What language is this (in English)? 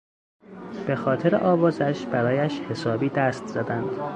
Persian